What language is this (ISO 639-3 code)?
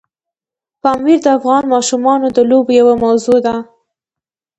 pus